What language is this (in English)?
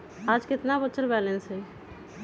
Magahi